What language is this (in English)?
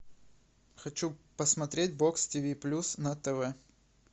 Russian